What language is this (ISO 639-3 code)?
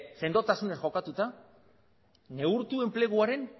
eus